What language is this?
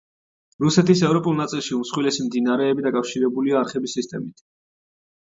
Georgian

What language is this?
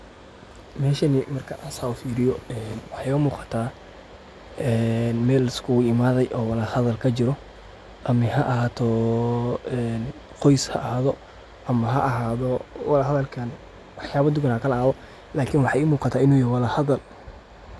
Somali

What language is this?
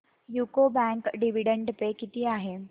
Marathi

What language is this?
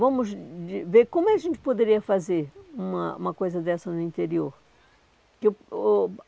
Portuguese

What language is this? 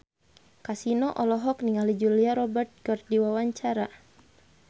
Sundanese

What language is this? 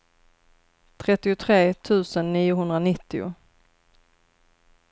Swedish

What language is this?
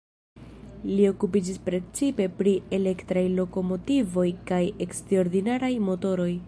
Esperanto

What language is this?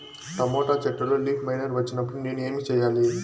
Telugu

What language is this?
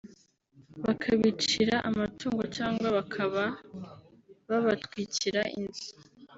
Kinyarwanda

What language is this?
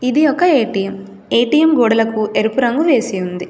Telugu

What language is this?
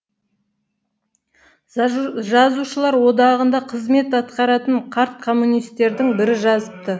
Kazakh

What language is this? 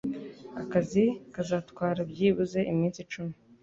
Kinyarwanda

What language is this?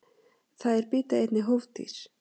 Icelandic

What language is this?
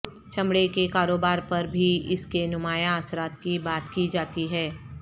Urdu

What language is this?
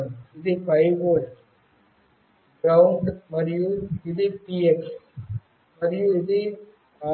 Telugu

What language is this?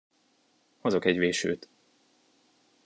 Hungarian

